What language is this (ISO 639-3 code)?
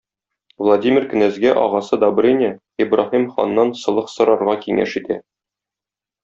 tat